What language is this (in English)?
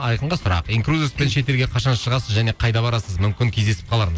Kazakh